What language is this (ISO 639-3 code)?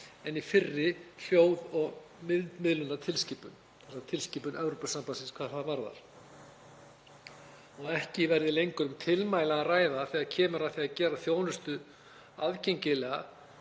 isl